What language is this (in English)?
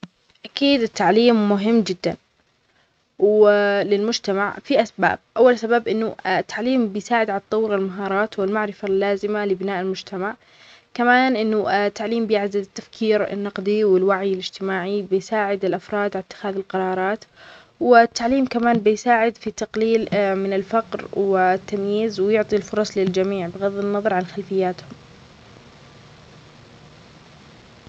Omani Arabic